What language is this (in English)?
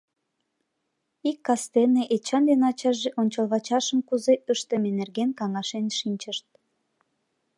Mari